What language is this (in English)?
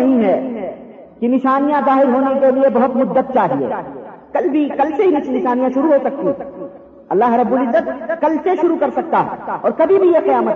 Urdu